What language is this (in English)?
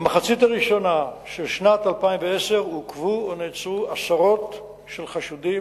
Hebrew